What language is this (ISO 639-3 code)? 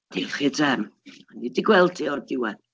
cym